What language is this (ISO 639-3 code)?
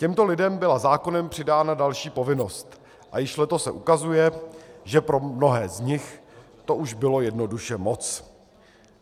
ces